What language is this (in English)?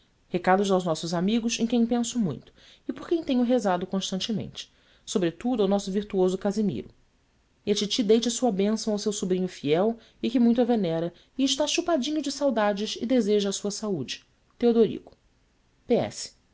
Portuguese